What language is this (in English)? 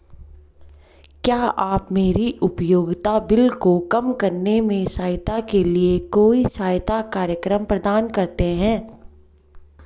Hindi